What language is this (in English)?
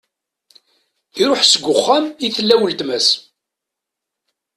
Kabyle